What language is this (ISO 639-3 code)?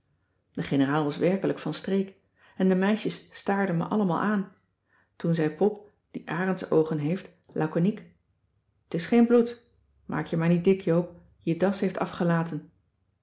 nld